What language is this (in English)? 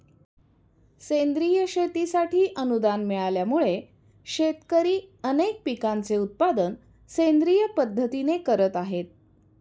Marathi